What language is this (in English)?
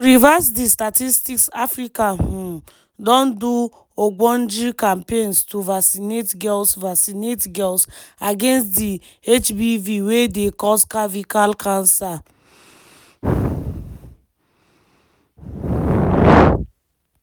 Nigerian Pidgin